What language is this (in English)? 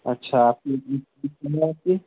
Urdu